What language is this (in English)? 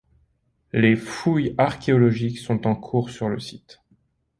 French